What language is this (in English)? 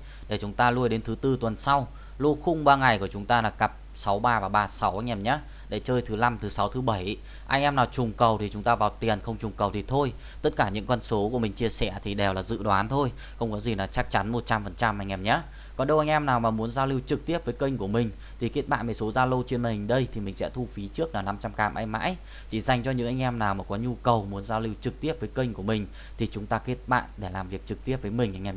Vietnamese